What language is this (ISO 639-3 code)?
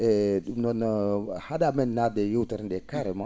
ful